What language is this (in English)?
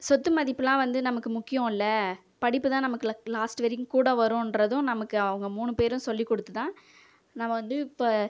Tamil